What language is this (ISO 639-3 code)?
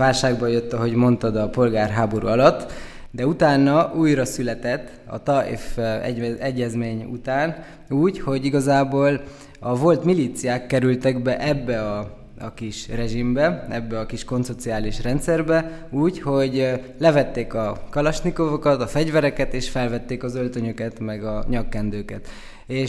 hun